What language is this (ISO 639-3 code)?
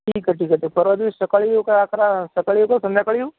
mar